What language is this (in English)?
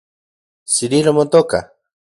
Central Puebla Nahuatl